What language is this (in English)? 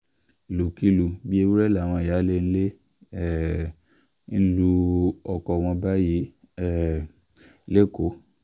Yoruba